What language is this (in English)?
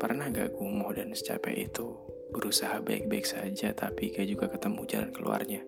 Indonesian